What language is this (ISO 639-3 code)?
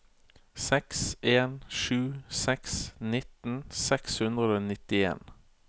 nor